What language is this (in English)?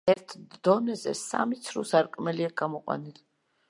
Georgian